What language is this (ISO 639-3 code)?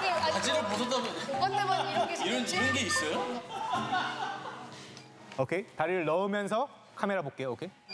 kor